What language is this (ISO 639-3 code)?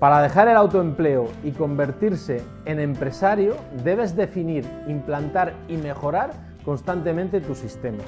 spa